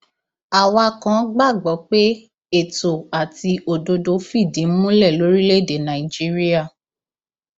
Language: Yoruba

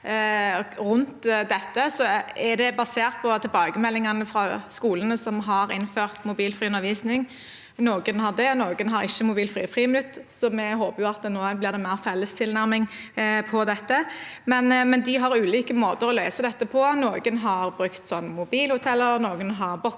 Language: Norwegian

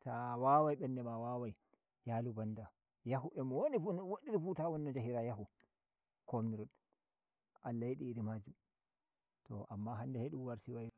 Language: Nigerian Fulfulde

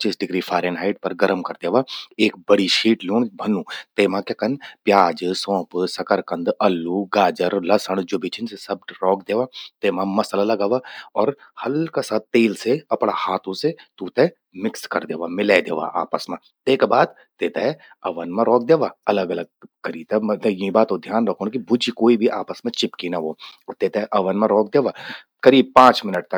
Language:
Garhwali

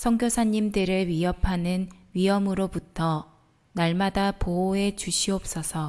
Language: Korean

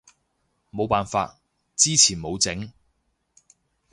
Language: Cantonese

